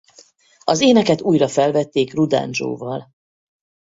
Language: Hungarian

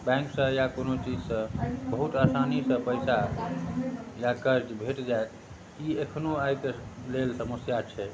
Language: Maithili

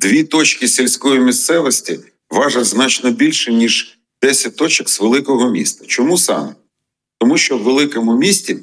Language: Ukrainian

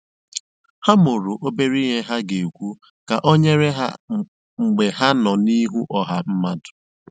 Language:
Igbo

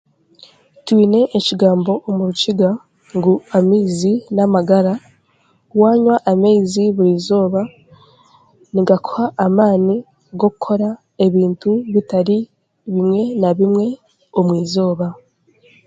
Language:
Chiga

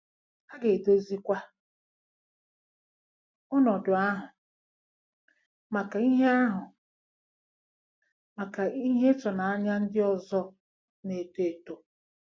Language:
Igbo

